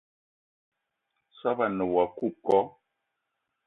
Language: Eton (Cameroon)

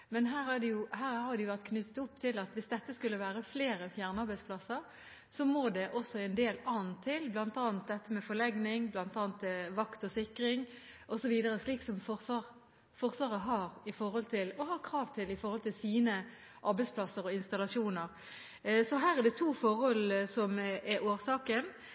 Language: Norwegian Bokmål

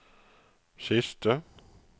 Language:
Norwegian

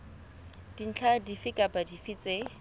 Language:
Southern Sotho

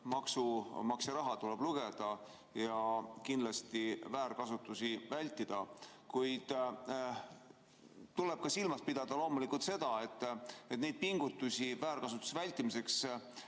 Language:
Estonian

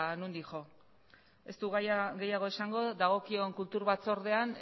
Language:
Basque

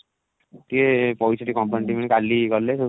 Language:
Odia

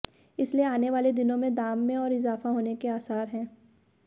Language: Hindi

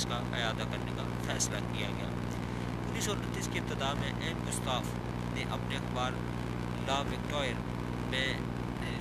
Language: Urdu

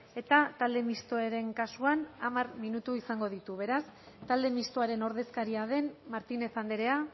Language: Basque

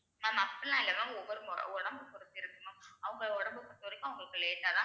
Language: Tamil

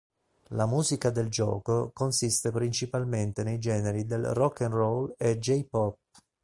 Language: Italian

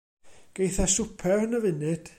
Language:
Welsh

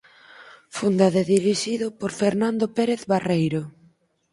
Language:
Galician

